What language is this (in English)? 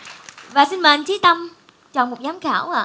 Vietnamese